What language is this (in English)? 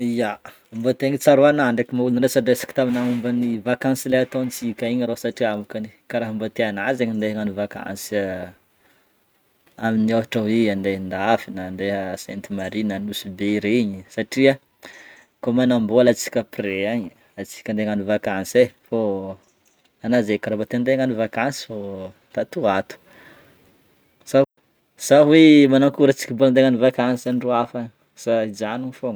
Northern Betsimisaraka Malagasy